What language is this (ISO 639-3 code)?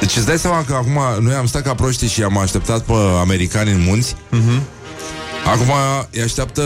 ron